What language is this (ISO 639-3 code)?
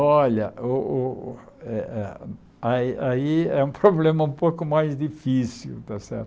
por